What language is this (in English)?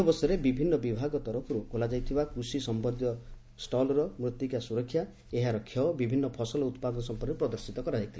Odia